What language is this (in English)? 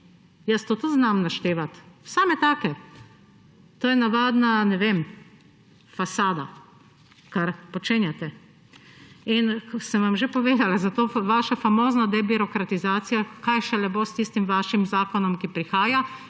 Slovenian